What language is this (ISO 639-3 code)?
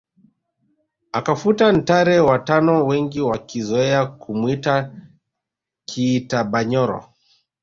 swa